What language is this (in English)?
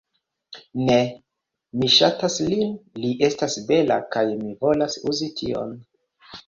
Esperanto